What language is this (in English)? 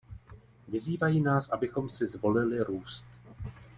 Czech